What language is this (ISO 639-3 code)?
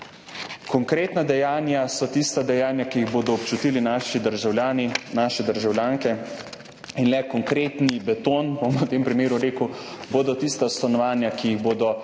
slv